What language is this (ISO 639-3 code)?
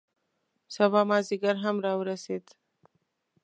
pus